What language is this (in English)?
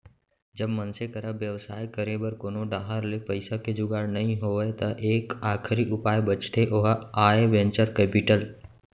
Chhattisgarhi